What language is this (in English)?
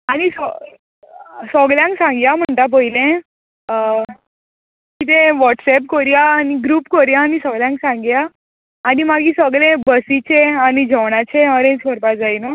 Konkani